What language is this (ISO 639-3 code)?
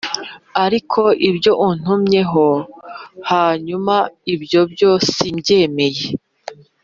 kin